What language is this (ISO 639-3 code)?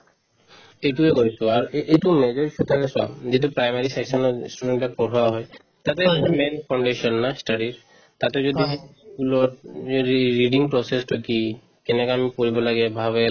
asm